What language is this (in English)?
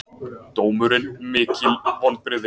Icelandic